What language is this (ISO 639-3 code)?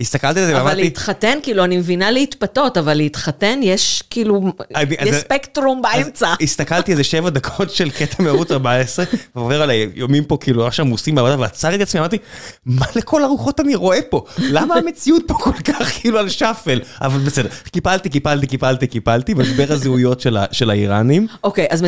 heb